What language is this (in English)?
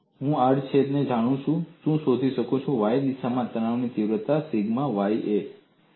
Gujarati